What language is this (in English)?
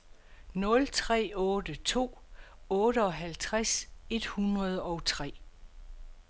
Danish